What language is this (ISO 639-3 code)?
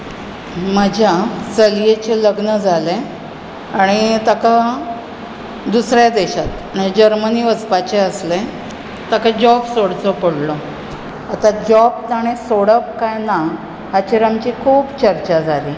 kok